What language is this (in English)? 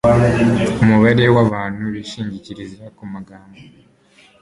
Kinyarwanda